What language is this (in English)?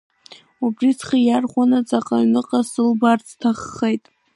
Abkhazian